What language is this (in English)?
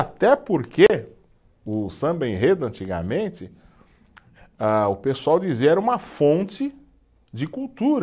Portuguese